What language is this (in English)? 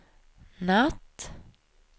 Swedish